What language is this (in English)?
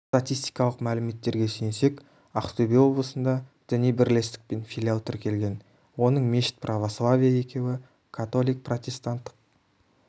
Kazakh